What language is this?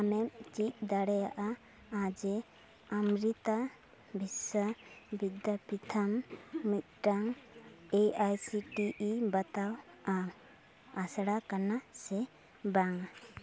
Santali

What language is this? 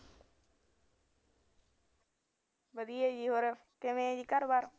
Punjabi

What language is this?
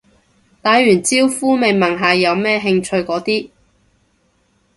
Cantonese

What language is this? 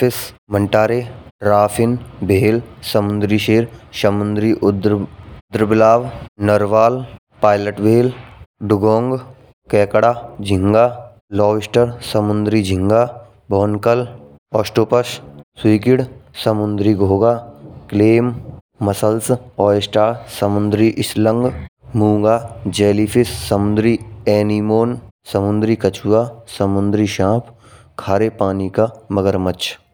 Braj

